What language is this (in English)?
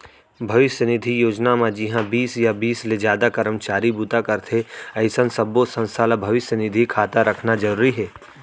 Chhattisgarhi